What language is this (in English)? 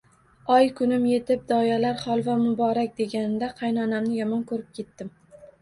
Uzbek